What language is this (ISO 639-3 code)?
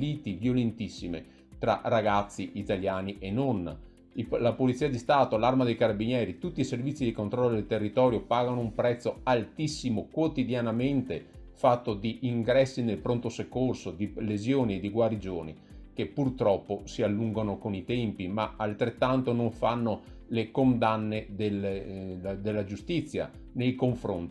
ita